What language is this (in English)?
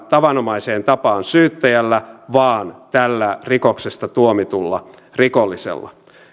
Finnish